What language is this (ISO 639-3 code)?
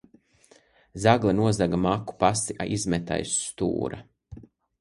lav